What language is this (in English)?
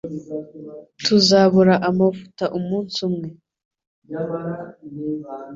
Kinyarwanda